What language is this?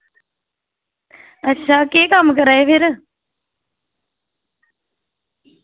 Dogri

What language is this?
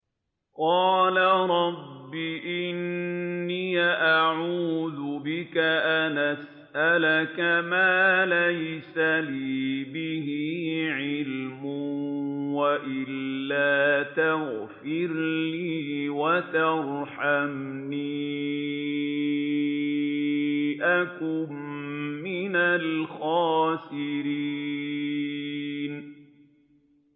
Arabic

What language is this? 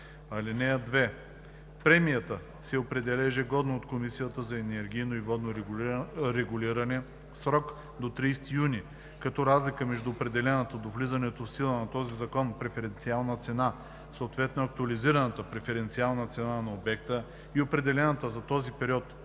Bulgarian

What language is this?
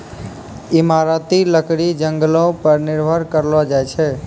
Maithili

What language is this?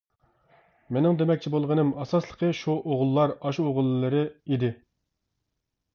Uyghur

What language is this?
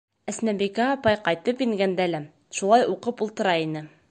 Bashkir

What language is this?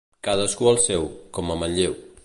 Catalan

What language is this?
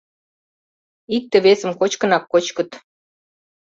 Mari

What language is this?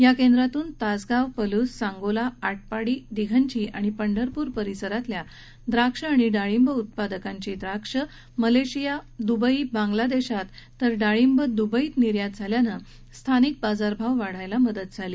Marathi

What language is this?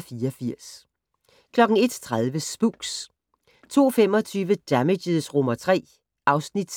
Danish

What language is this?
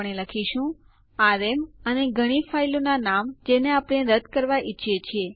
Gujarati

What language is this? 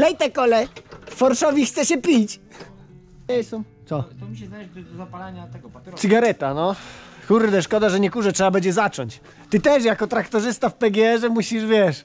Polish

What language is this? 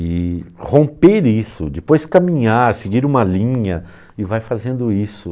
Portuguese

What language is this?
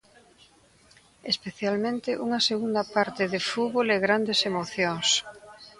Galician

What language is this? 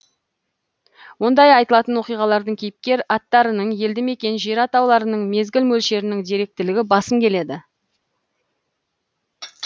Kazakh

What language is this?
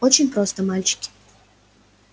Russian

